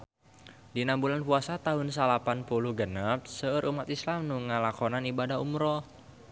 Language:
Sundanese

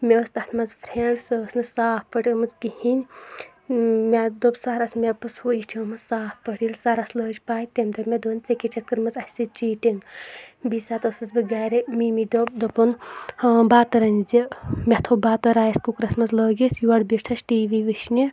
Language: Kashmiri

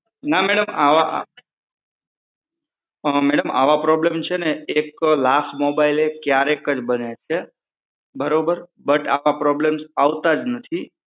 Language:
Gujarati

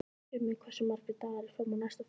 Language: Icelandic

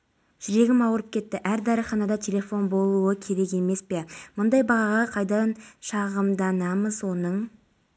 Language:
Kazakh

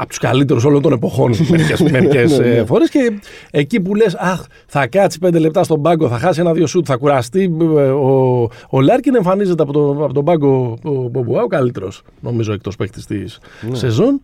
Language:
Greek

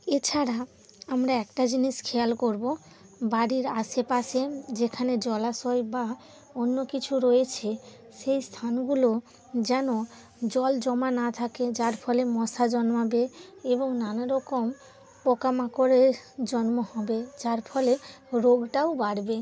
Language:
Bangla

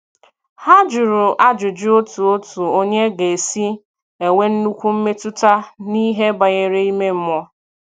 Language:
Igbo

